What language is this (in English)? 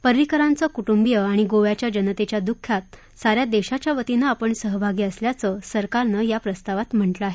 Marathi